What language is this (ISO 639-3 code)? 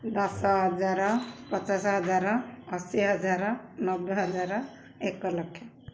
ori